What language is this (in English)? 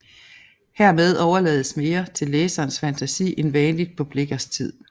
Danish